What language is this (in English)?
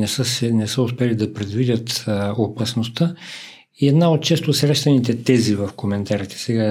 Bulgarian